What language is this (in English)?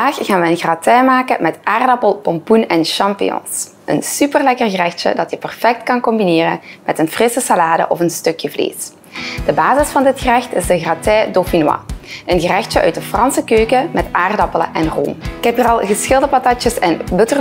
Dutch